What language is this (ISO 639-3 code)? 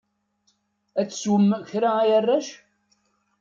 kab